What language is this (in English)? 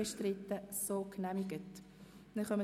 Swiss German